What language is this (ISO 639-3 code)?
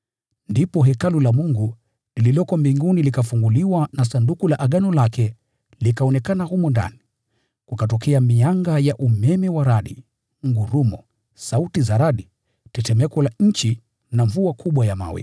swa